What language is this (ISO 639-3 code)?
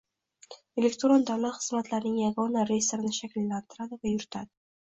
uzb